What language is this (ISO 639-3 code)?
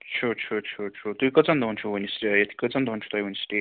kas